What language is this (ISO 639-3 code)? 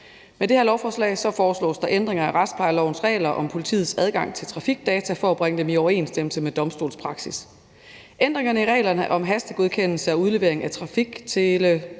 dan